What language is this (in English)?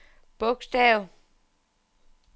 Danish